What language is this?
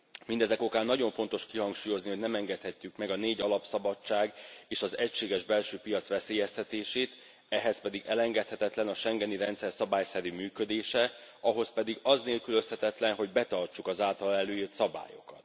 Hungarian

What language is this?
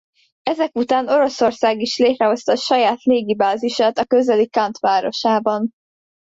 Hungarian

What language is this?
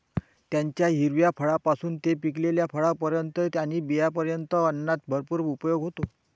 Marathi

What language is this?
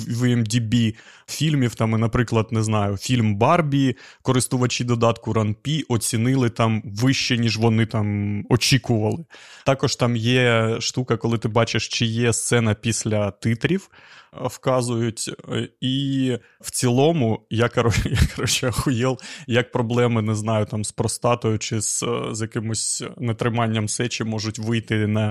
Ukrainian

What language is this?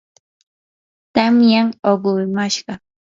Yanahuanca Pasco Quechua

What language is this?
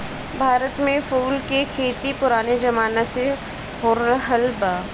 Bhojpuri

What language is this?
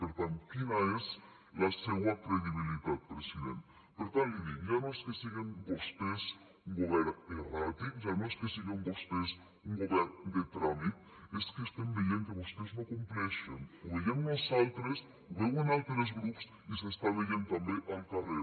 Catalan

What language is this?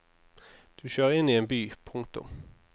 Norwegian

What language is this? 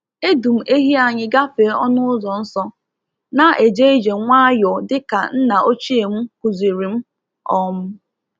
Igbo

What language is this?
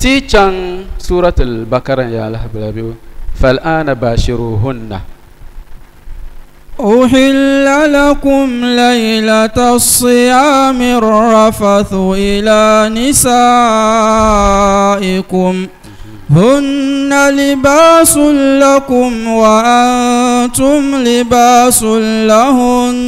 Arabic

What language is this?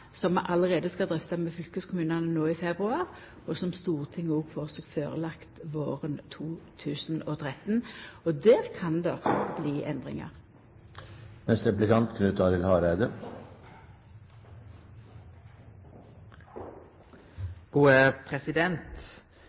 Norwegian Nynorsk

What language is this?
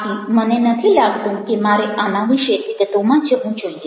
Gujarati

